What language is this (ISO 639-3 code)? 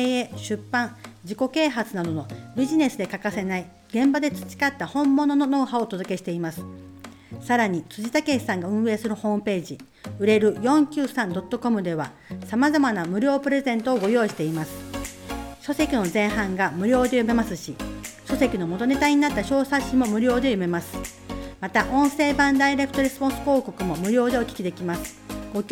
jpn